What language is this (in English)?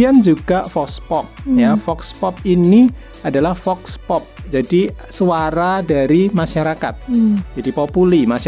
Indonesian